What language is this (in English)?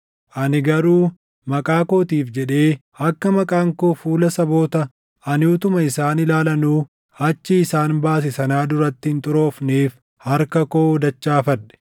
Oromo